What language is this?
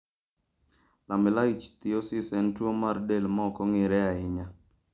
Luo (Kenya and Tanzania)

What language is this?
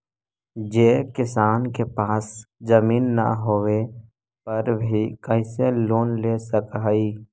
Magahi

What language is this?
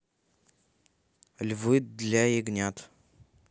Russian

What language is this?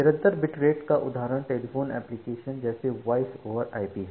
Hindi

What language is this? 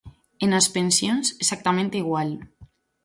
Galician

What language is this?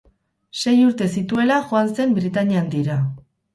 Basque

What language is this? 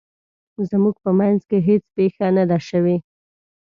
Pashto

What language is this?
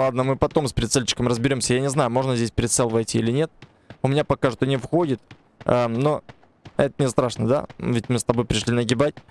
Russian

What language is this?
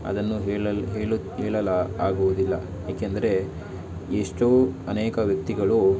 Kannada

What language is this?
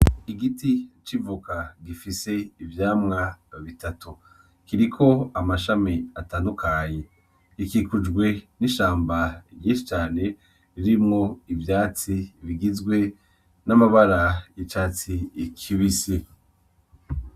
Rundi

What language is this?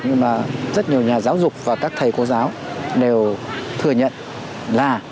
Vietnamese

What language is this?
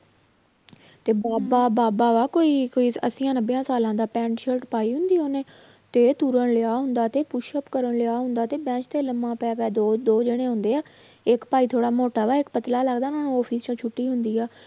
Punjabi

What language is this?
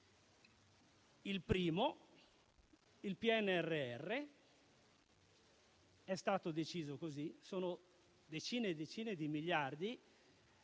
Italian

